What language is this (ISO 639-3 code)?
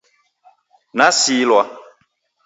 dav